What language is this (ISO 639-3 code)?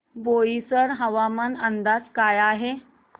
mar